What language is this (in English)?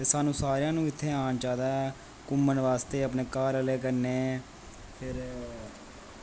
Dogri